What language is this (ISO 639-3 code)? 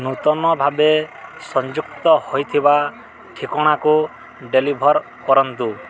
ori